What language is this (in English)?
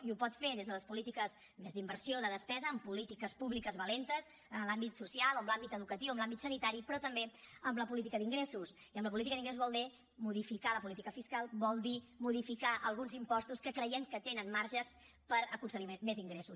Catalan